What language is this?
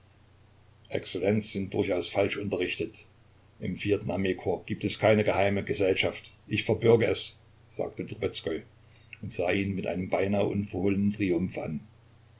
German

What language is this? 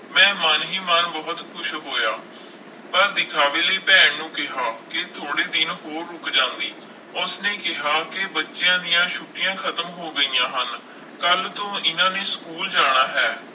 Punjabi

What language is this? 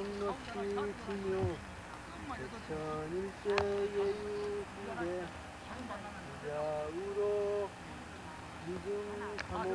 Korean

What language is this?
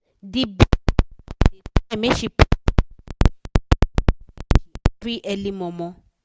Nigerian Pidgin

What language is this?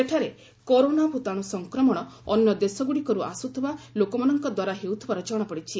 Odia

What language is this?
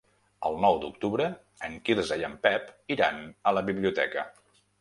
Catalan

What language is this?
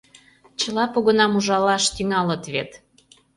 Mari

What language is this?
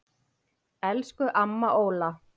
Icelandic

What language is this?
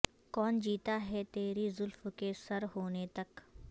Urdu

